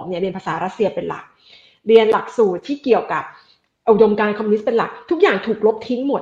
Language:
Thai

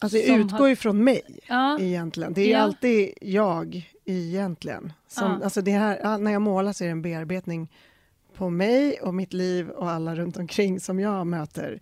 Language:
Swedish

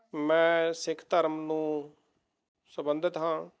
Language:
Punjabi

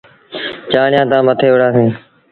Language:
Sindhi Bhil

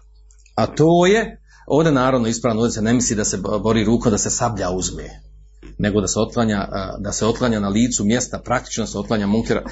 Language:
Croatian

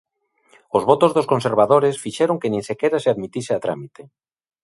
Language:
Galician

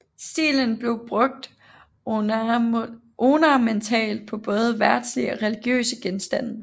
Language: Danish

